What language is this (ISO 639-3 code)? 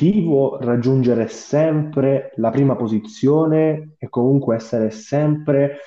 ita